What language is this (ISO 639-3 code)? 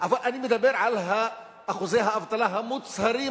heb